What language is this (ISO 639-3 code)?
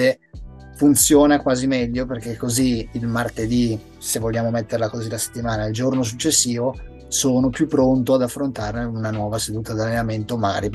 ita